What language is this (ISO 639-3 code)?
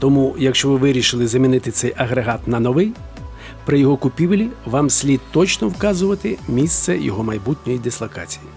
ukr